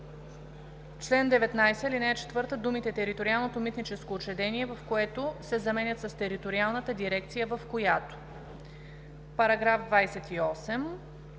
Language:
Bulgarian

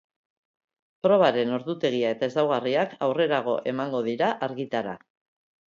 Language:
Basque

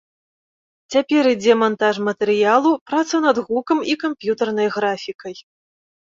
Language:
Belarusian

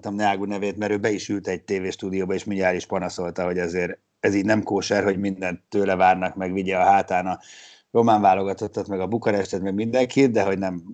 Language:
Hungarian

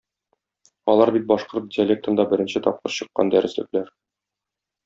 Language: Tatar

